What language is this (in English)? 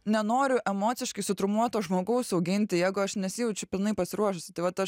Lithuanian